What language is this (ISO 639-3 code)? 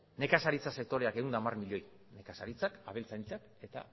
eus